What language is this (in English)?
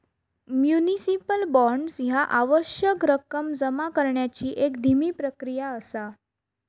Marathi